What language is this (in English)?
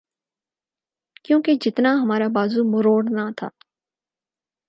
Urdu